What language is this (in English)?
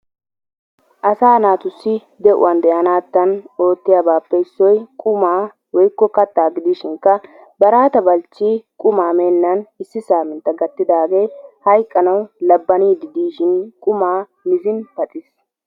Wolaytta